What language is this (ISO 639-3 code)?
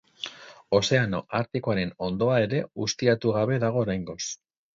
eus